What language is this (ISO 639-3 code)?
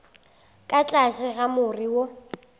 nso